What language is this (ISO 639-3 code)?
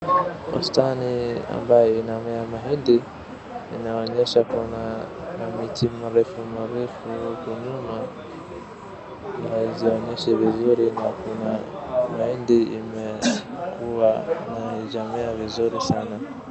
swa